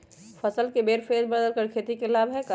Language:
Magahi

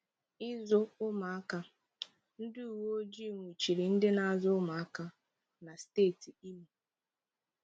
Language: Igbo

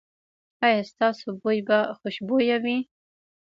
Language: Pashto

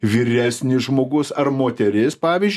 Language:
Lithuanian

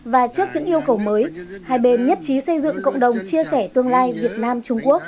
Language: Vietnamese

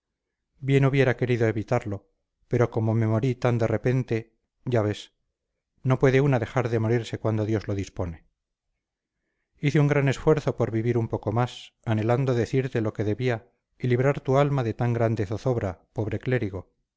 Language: Spanish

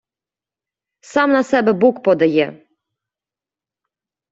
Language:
Ukrainian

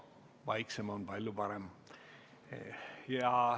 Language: Estonian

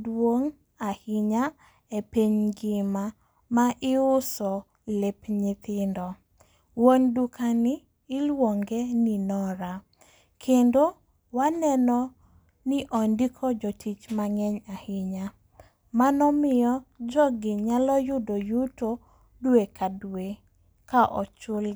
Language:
Luo (Kenya and Tanzania)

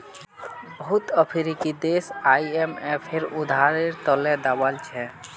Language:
Magahi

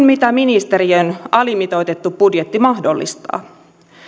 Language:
Finnish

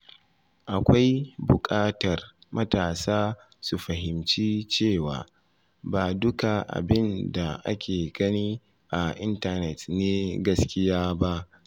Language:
Hausa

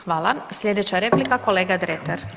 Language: Croatian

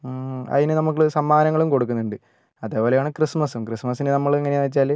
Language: Malayalam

